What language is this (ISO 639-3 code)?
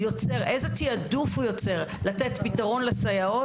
heb